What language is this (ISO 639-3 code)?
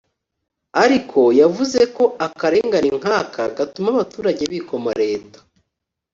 kin